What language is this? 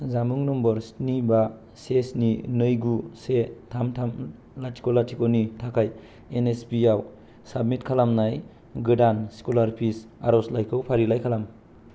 Bodo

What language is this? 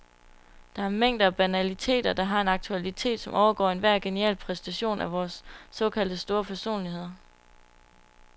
Danish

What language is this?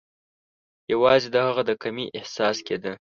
Pashto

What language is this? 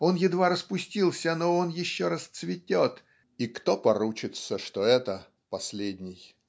Russian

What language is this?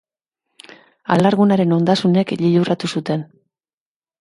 Basque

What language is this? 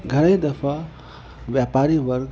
Sindhi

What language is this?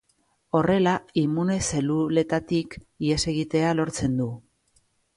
Basque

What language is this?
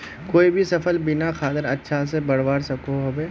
Magahi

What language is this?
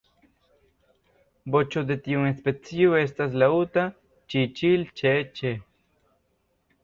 Esperanto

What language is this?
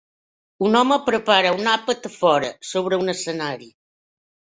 Catalan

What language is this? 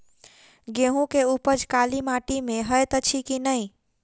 Maithili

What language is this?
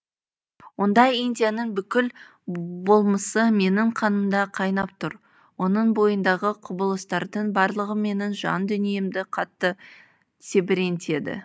Kazakh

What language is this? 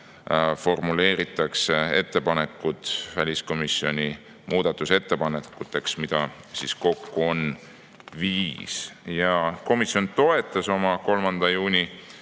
Estonian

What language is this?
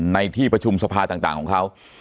Thai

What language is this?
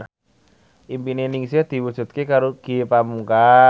Javanese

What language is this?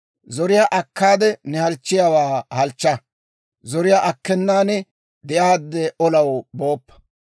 Dawro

